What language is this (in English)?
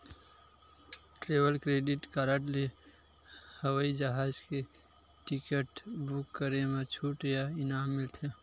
Chhattisgarhi